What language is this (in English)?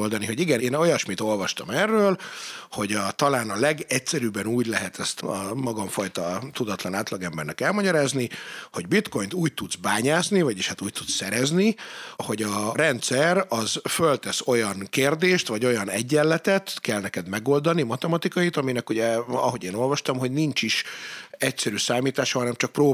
Hungarian